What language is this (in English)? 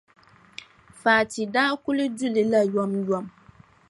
Dagbani